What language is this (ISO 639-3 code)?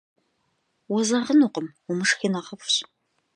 kbd